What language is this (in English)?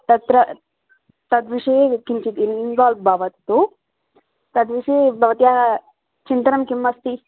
Sanskrit